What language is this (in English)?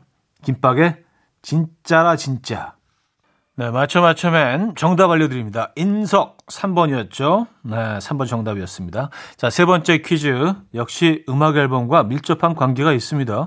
Korean